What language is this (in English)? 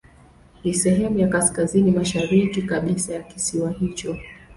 Swahili